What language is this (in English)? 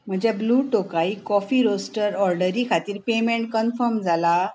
Konkani